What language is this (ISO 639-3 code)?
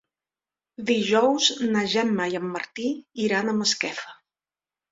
cat